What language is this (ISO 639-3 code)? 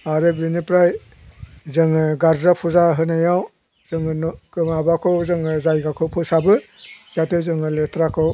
brx